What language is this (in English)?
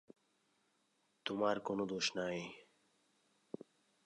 Bangla